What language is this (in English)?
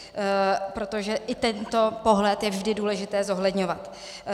Czech